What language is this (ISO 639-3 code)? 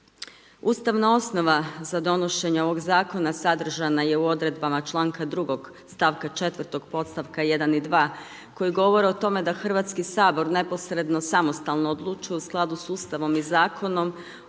hrv